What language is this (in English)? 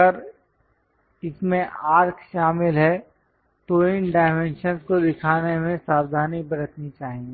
Hindi